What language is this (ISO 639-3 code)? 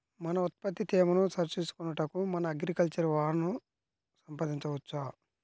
tel